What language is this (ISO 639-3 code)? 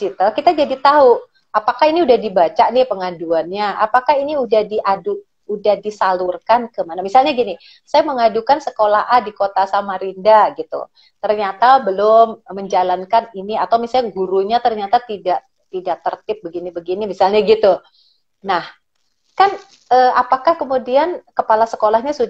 ind